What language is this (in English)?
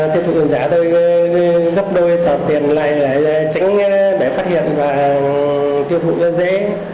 Vietnamese